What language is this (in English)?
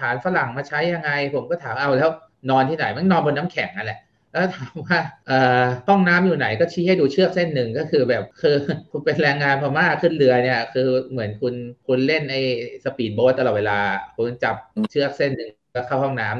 Thai